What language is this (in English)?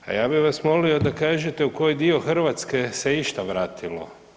Croatian